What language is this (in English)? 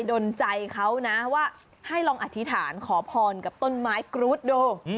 Thai